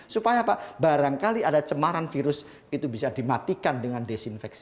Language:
Indonesian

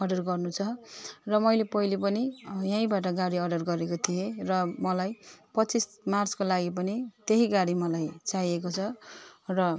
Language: Nepali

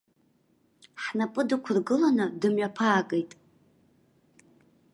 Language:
Abkhazian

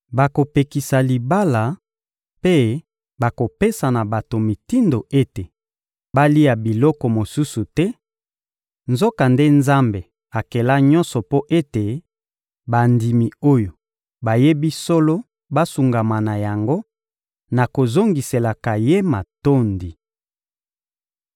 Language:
Lingala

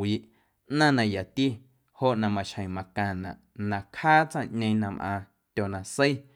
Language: Guerrero Amuzgo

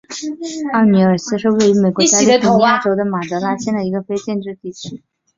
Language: Chinese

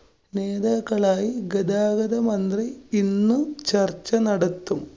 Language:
Malayalam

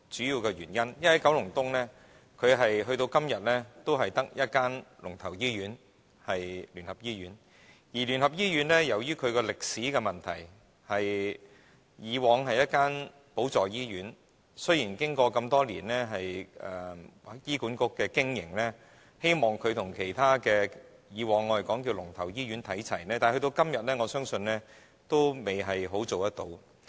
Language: Cantonese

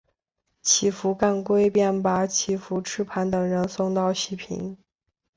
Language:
Chinese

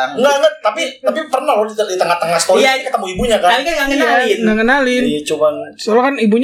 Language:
Indonesian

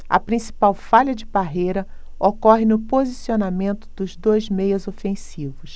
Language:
Portuguese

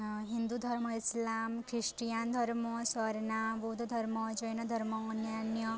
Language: Odia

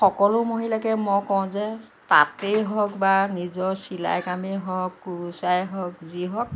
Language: Assamese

